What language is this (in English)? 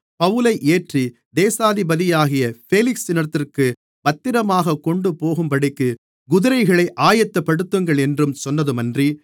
Tamil